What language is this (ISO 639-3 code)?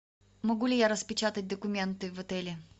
rus